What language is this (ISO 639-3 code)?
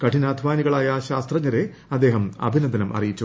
mal